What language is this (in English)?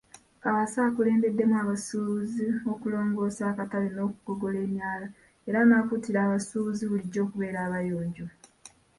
Ganda